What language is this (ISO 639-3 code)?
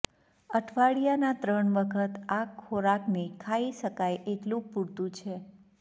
guj